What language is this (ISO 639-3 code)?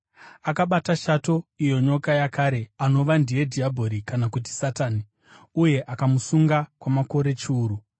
sna